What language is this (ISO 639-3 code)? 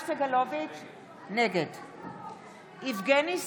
heb